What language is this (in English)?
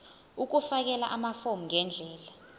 Zulu